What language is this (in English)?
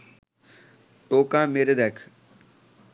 Bangla